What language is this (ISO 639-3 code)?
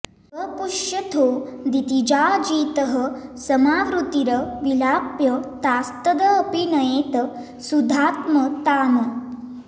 san